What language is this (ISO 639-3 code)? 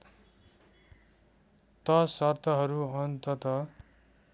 nep